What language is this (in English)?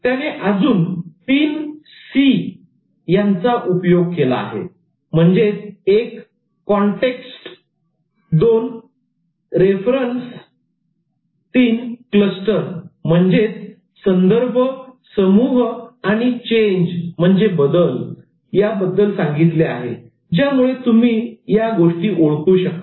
Marathi